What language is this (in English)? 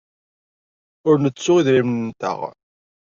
Kabyle